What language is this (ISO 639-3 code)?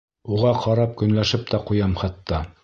bak